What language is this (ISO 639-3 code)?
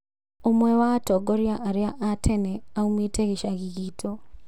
kik